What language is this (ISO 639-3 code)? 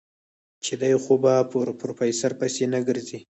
pus